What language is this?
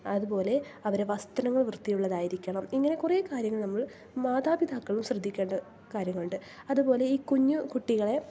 Malayalam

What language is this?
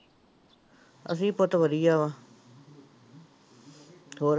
Punjabi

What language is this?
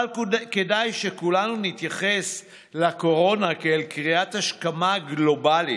Hebrew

